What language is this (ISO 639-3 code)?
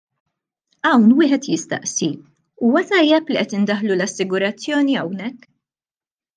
mlt